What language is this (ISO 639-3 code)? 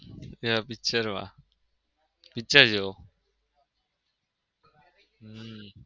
guj